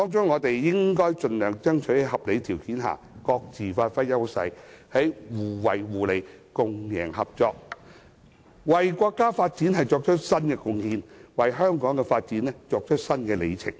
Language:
Cantonese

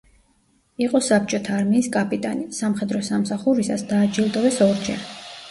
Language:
Georgian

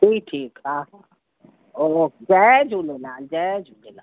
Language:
Sindhi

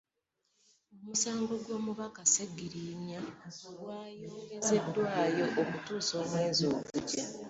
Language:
Ganda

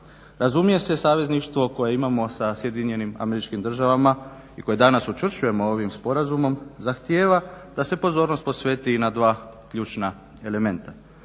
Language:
Croatian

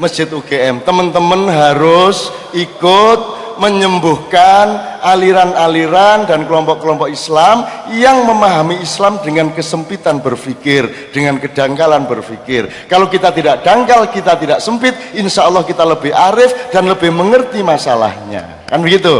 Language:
Indonesian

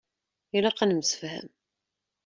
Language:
Kabyle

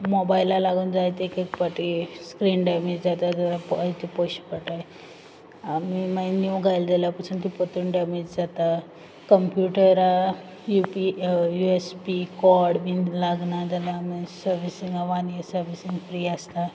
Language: Konkani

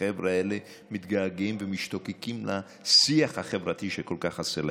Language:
Hebrew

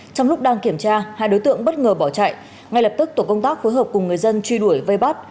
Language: Vietnamese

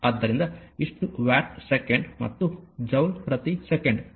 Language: Kannada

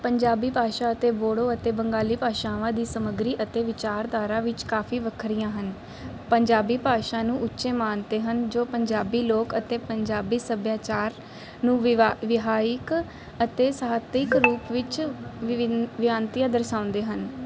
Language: Punjabi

